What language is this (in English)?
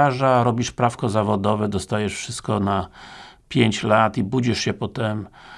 Polish